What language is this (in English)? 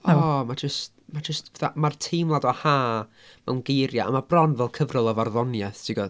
Welsh